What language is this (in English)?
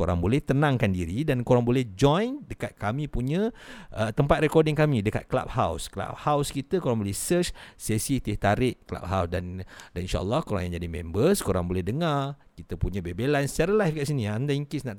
Malay